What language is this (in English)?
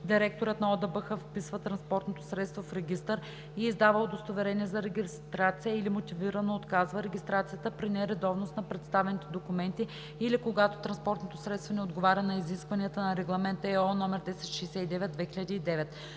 Bulgarian